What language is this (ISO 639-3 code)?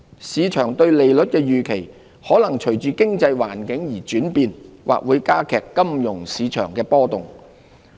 yue